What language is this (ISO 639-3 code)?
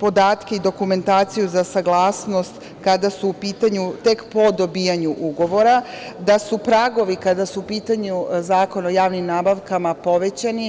srp